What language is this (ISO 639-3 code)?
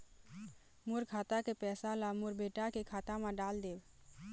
hne